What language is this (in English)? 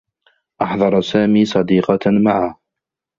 Arabic